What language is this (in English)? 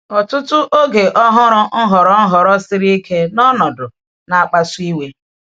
Igbo